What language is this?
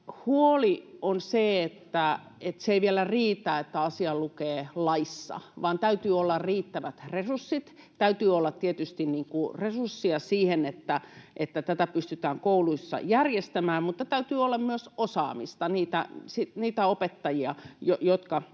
Finnish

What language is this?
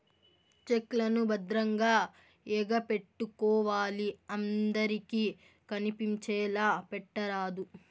Telugu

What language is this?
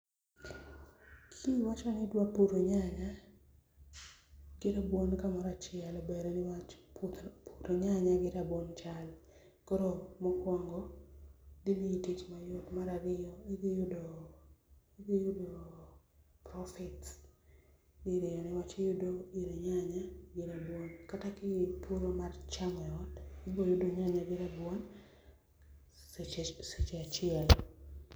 Luo (Kenya and Tanzania)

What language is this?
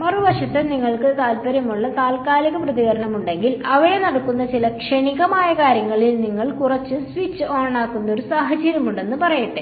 Malayalam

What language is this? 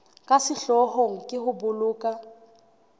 Southern Sotho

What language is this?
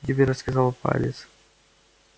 Russian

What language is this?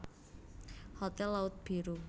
Javanese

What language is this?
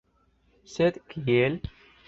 Esperanto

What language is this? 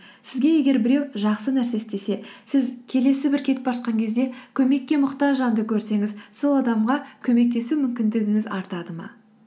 Kazakh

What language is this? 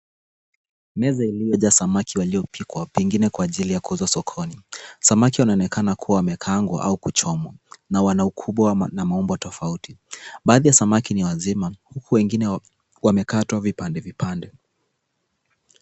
Swahili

